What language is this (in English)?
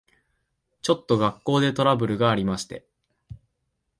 Japanese